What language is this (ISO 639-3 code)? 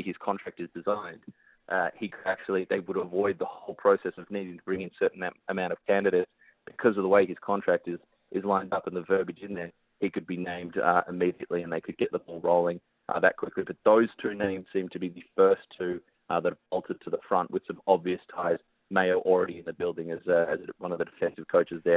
eng